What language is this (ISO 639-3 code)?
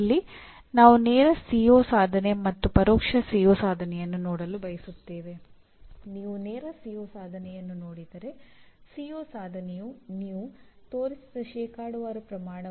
kan